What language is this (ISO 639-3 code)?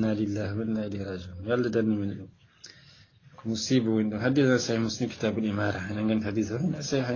ara